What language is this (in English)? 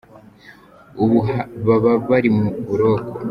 Kinyarwanda